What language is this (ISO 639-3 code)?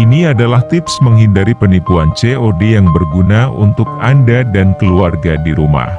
ind